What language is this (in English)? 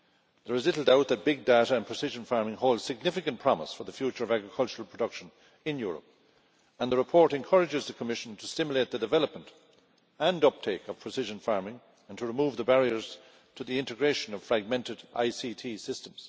English